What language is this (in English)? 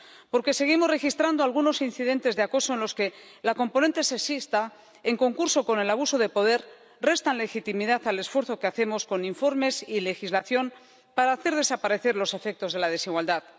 Spanish